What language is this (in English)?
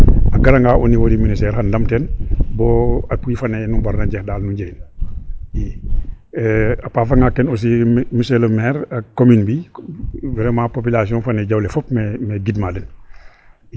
Serer